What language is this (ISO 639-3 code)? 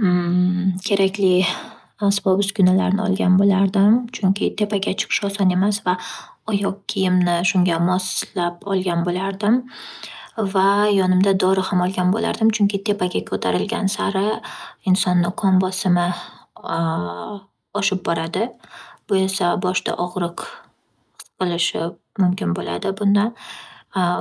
uzb